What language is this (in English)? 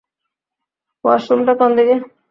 Bangla